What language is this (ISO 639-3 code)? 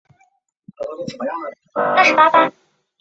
zho